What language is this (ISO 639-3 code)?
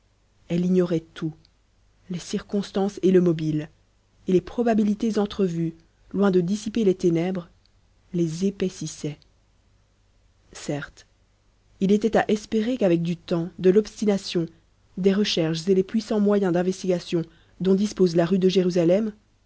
fra